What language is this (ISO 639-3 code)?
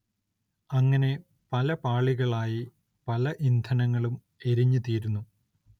mal